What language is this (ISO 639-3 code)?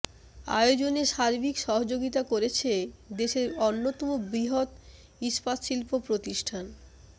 ben